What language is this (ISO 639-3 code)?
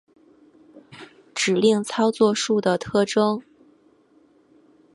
zho